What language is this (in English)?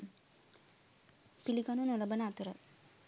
Sinhala